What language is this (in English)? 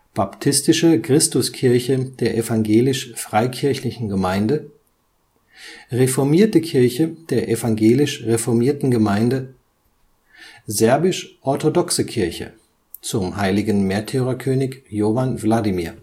German